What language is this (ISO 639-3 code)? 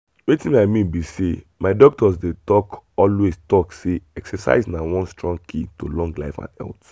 pcm